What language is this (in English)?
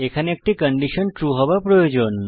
Bangla